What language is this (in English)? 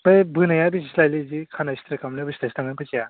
Bodo